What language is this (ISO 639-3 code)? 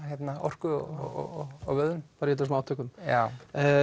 isl